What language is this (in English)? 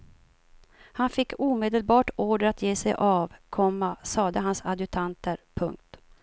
Swedish